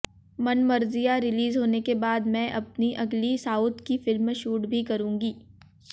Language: Hindi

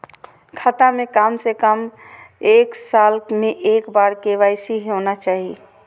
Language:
Maithili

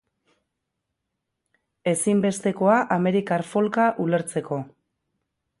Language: Basque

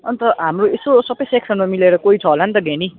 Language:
Nepali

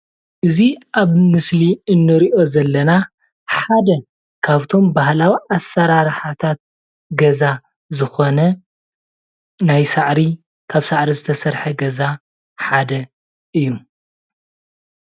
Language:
Tigrinya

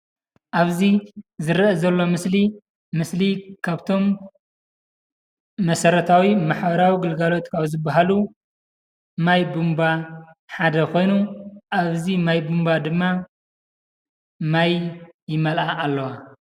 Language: Tigrinya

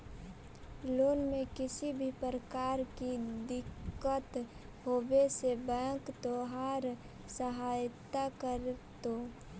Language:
Magahi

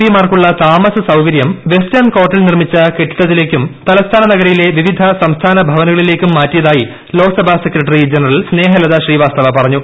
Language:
Malayalam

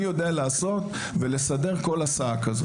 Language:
Hebrew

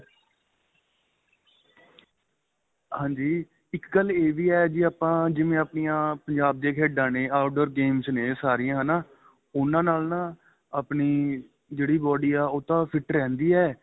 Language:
Punjabi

